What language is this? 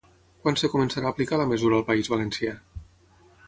Catalan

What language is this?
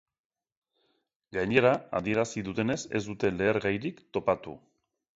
Basque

